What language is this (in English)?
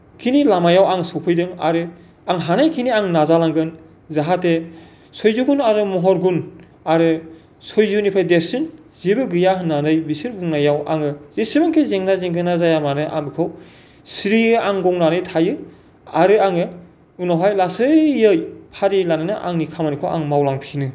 Bodo